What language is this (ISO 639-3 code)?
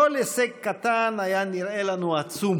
heb